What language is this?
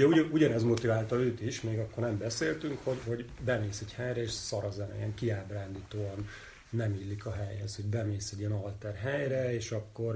Hungarian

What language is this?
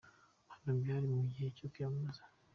Kinyarwanda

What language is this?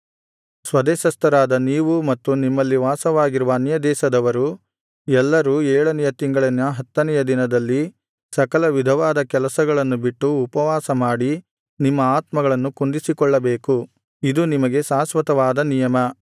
Kannada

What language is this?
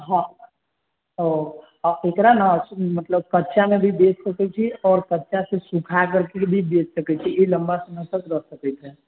Maithili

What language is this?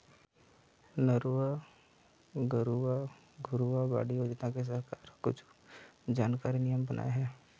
Chhattisgarhi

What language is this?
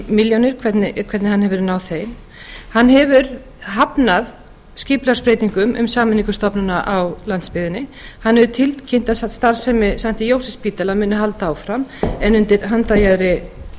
Icelandic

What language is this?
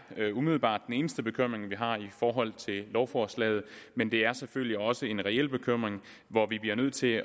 Danish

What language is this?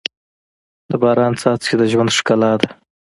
Pashto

